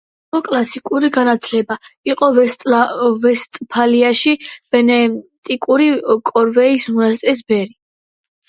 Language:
Georgian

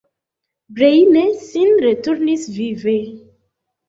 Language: Esperanto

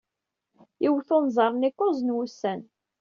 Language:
Kabyle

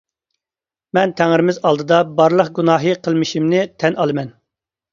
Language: Uyghur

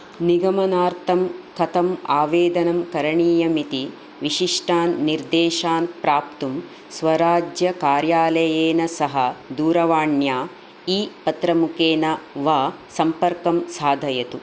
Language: Sanskrit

